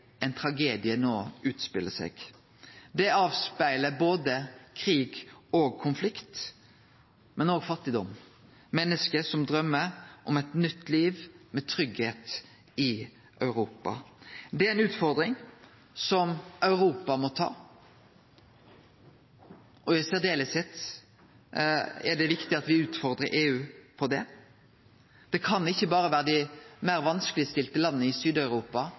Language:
Norwegian Nynorsk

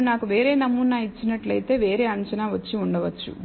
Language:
Telugu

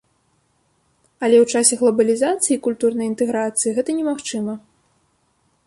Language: Belarusian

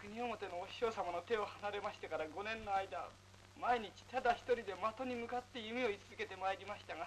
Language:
Japanese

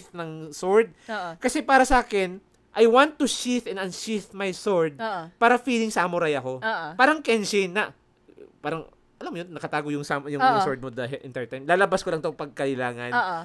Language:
Filipino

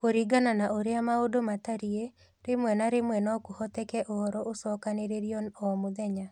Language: Kikuyu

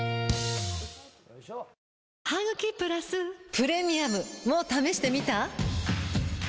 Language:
Japanese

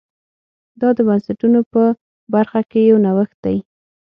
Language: Pashto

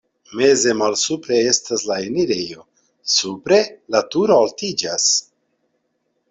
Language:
Esperanto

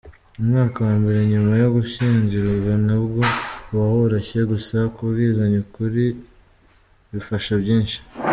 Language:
Kinyarwanda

